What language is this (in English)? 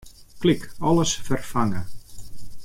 Western Frisian